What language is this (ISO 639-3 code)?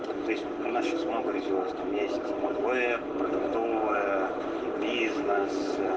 rus